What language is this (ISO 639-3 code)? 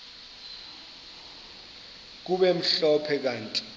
xho